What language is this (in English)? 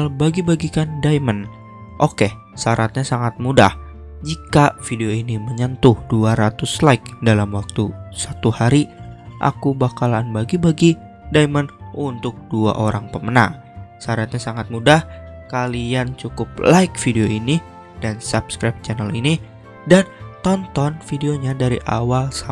Indonesian